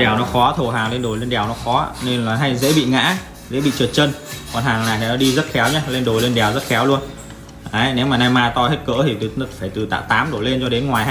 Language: Vietnamese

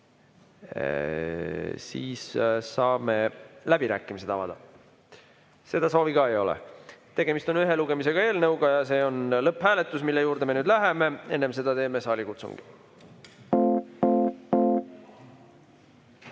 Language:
Estonian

